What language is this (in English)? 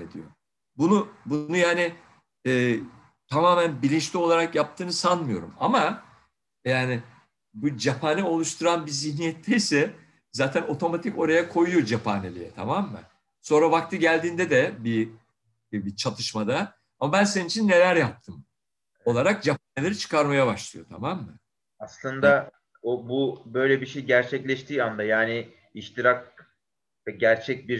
Turkish